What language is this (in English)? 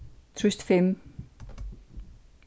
Faroese